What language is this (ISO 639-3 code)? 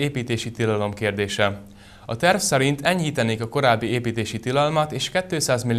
hun